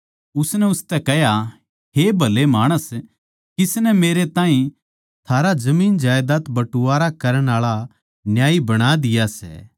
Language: Haryanvi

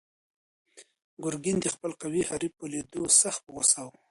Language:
Pashto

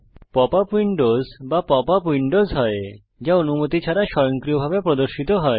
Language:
Bangla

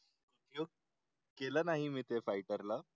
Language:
Marathi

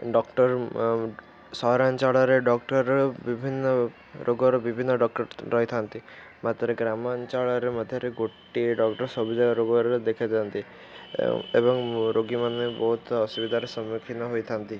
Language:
Odia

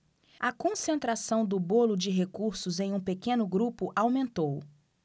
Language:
Portuguese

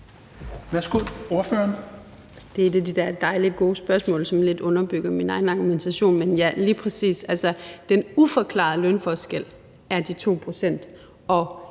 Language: Danish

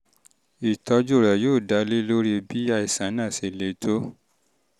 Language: Yoruba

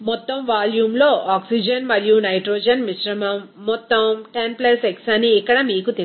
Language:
Telugu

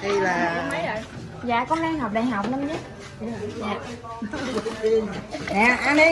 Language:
Vietnamese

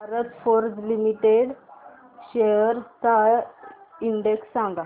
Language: Marathi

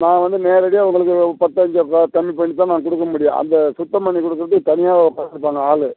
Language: Tamil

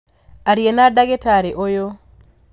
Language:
Kikuyu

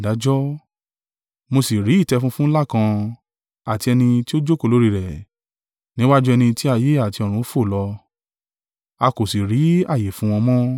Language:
Yoruba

